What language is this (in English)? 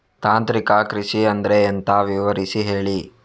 Kannada